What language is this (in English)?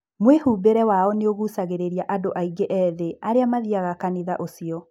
Kikuyu